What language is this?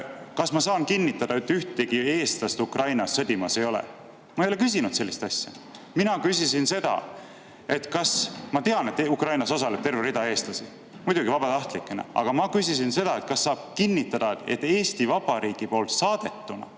Estonian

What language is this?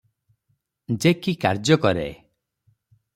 Odia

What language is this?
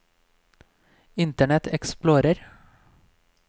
Norwegian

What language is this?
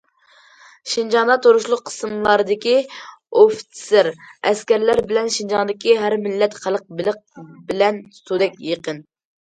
Uyghur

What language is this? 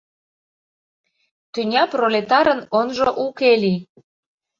Mari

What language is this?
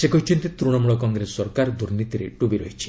Odia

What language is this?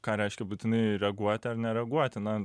Lithuanian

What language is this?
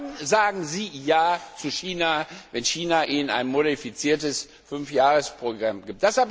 German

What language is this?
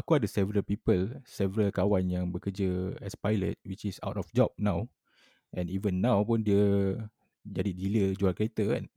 Malay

